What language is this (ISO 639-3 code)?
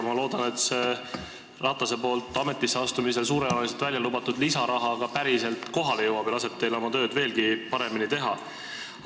est